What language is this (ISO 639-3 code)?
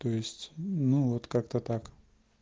rus